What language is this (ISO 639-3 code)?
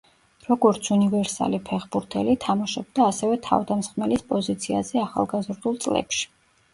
kat